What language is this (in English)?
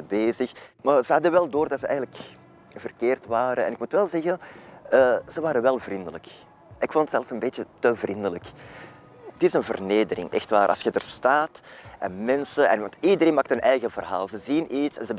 Dutch